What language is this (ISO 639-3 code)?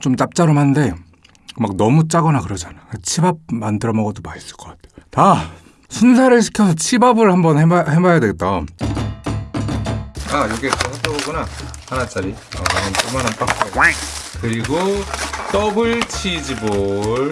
kor